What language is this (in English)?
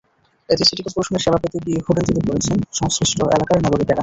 Bangla